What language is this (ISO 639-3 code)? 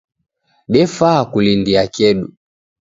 dav